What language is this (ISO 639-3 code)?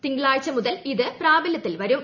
mal